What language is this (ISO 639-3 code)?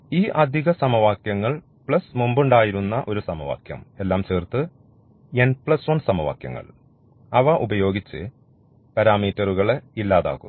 mal